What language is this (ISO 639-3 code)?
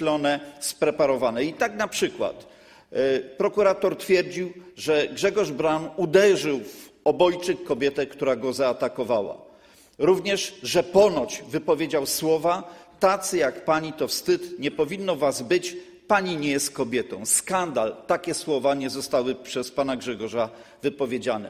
pol